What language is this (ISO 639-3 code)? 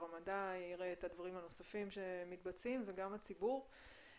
heb